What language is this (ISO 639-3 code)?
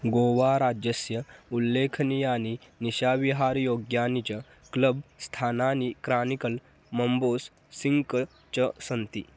san